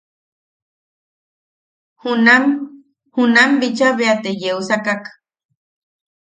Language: Yaqui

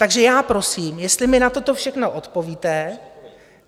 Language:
Czech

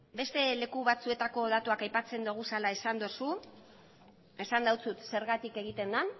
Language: Basque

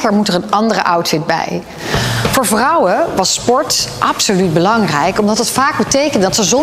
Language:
Dutch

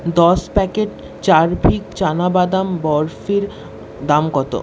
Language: Bangla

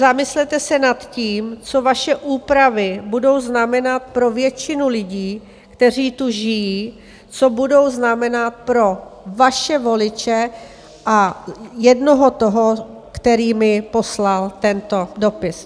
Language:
Czech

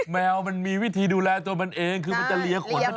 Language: Thai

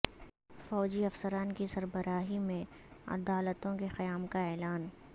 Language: Urdu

